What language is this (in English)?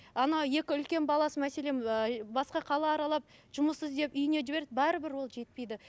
Kazakh